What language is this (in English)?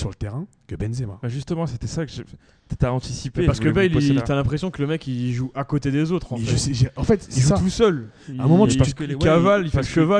French